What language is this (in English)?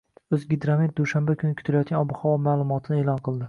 Uzbek